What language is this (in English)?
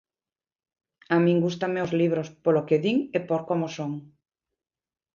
Galician